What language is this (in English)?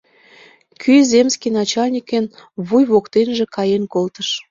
Mari